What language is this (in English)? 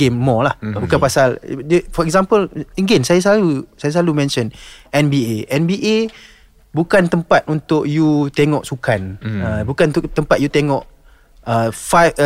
Malay